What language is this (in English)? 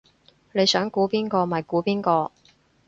Cantonese